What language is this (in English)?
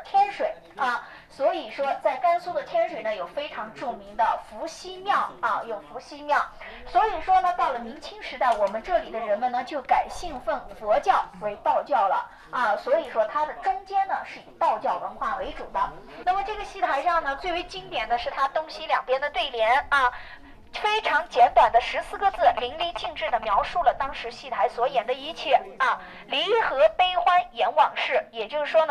Chinese